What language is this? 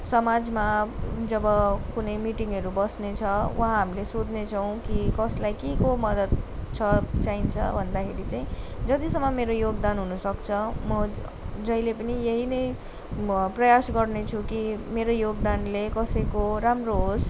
Nepali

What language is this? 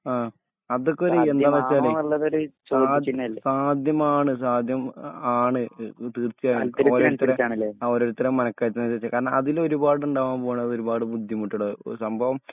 Malayalam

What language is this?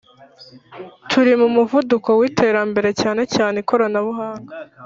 Kinyarwanda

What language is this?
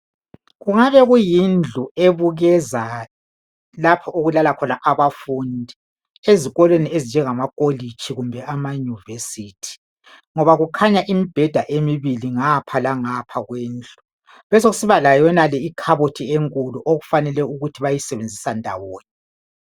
North Ndebele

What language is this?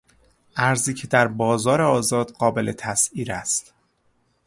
Persian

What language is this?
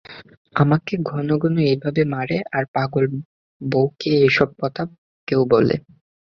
Bangla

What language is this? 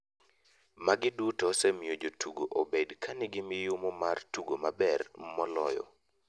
Luo (Kenya and Tanzania)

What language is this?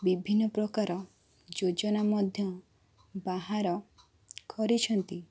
Odia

